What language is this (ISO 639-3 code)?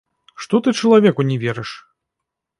bel